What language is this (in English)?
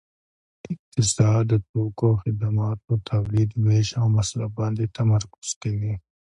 Pashto